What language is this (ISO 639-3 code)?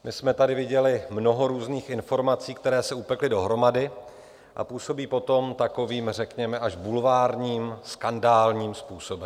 ces